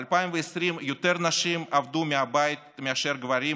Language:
Hebrew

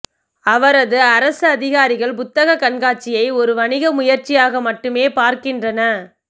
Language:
Tamil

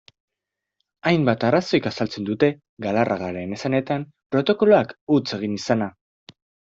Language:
Basque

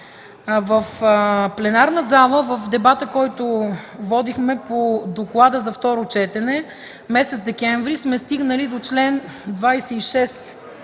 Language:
Bulgarian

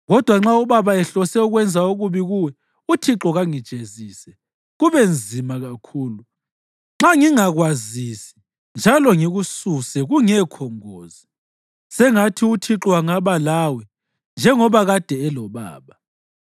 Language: North Ndebele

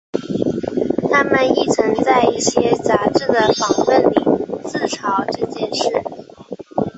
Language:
Chinese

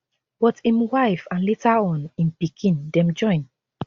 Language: Nigerian Pidgin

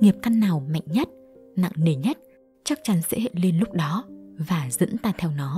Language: Vietnamese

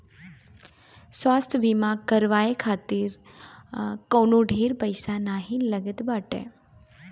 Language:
Bhojpuri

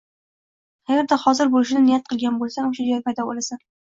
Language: Uzbek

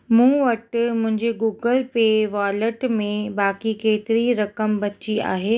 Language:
Sindhi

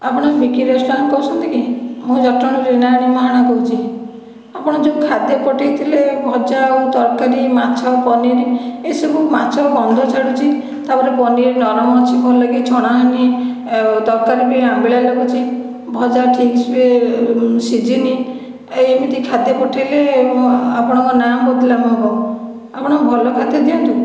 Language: Odia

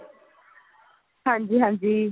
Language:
Punjabi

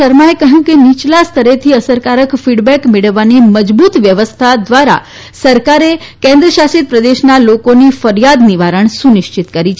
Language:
Gujarati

